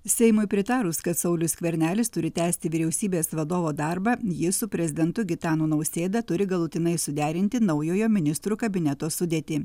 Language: Lithuanian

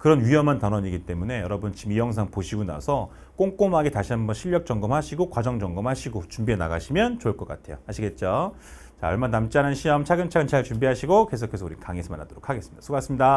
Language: Korean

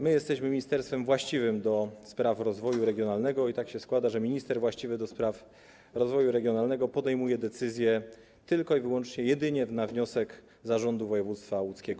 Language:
Polish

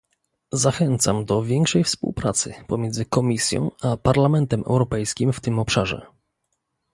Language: Polish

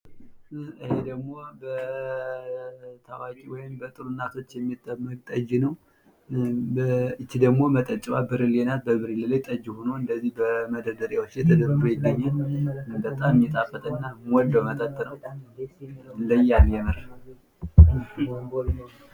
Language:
Amharic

